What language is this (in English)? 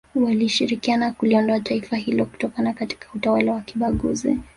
Swahili